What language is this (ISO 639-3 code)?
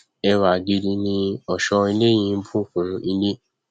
yor